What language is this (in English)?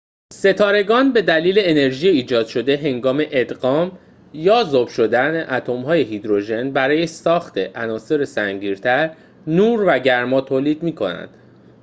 Persian